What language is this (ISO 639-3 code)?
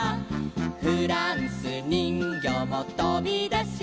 jpn